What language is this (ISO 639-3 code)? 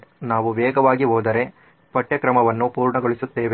kan